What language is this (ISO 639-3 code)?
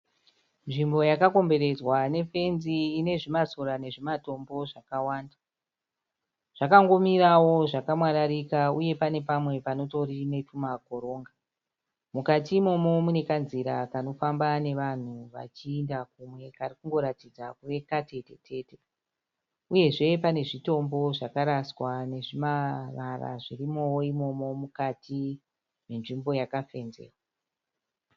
sna